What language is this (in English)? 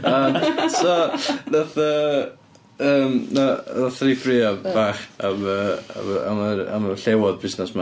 Welsh